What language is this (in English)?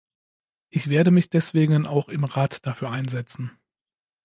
German